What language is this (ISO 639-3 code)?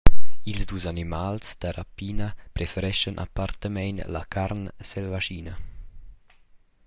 roh